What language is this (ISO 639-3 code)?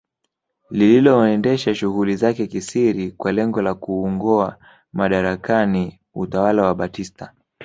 swa